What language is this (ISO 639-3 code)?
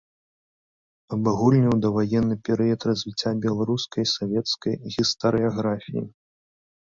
bel